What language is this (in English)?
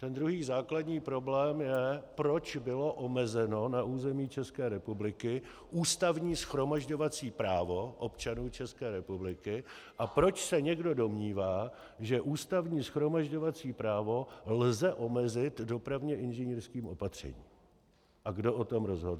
Czech